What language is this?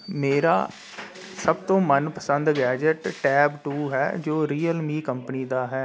Punjabi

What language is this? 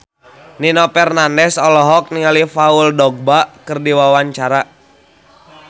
Sundanese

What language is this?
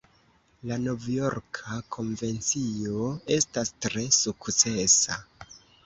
Esperanto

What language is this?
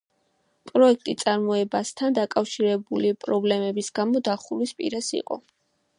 Georgian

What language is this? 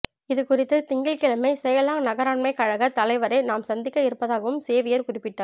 Tamil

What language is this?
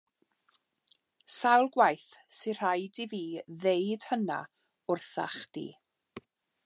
Welsh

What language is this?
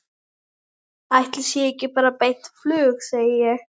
Icelandic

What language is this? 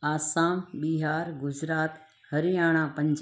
Sindhi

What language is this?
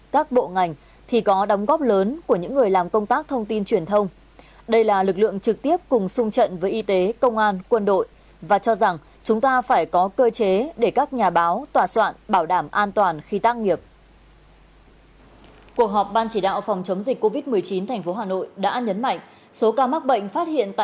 Vietnamese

